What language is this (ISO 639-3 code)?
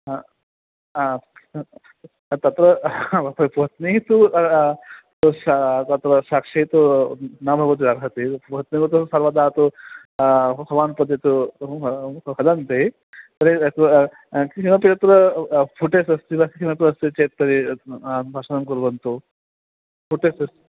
san